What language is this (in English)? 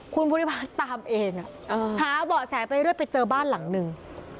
Thai